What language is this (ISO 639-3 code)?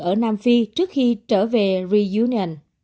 vie